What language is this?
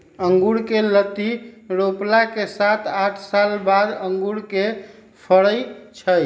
Magahi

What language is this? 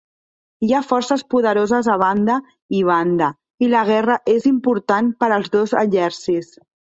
Catalan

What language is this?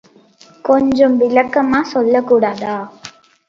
Tamil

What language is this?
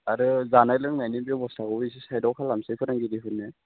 Bodo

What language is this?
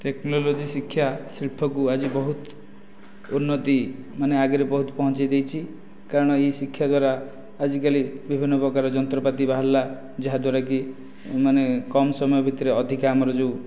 Odia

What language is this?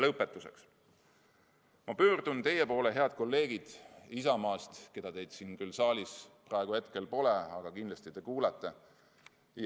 Estonian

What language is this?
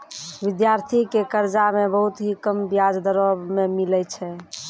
Maithili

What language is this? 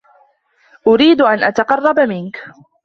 Arabic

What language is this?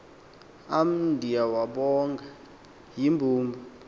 Xhosa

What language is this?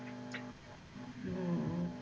Punjabi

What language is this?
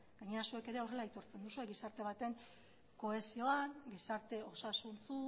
Basque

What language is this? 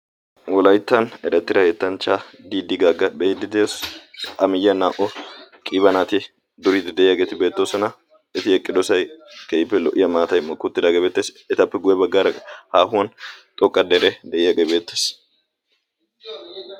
Wolaytta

